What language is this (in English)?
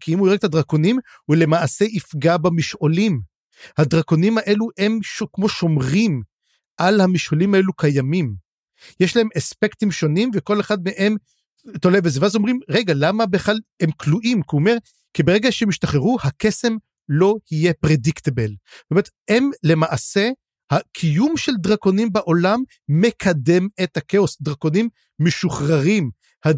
Hebrew